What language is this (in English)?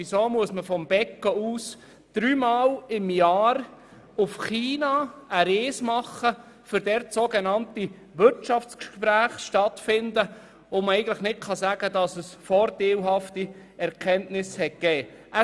Swiss German